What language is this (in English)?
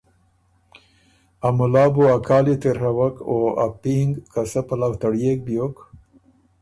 Ormuri